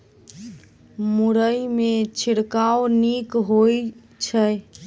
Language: Maithili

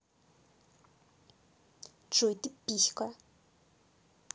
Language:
Russian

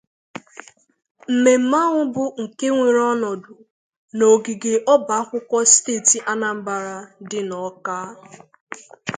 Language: Igbo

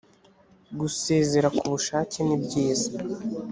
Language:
Kinyarwanda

